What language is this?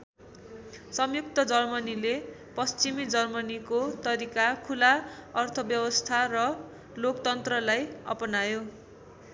Nepali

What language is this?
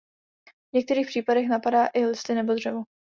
Czech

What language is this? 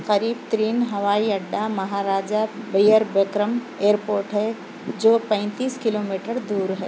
Urdu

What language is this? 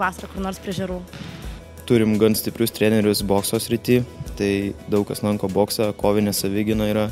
Lithuanian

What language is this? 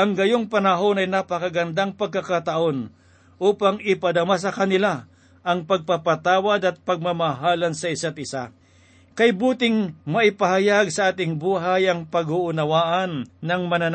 Filipino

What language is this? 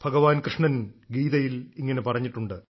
Malayalam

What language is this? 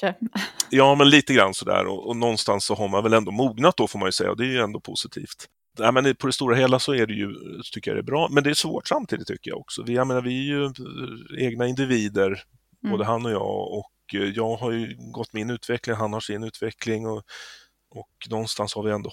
Swedish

